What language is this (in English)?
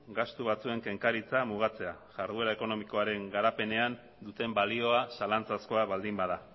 Basque